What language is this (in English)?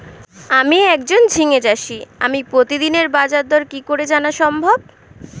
Bangla